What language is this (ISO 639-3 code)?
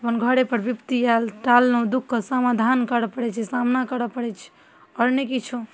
mai